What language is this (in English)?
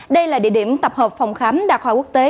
Vietnamese